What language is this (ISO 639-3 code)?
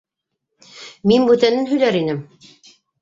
bak